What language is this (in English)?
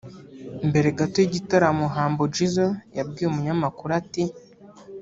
Kinyarwanda